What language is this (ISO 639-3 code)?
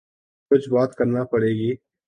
urd